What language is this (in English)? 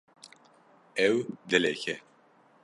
Kurdish